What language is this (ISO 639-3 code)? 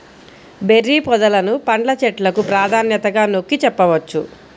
tel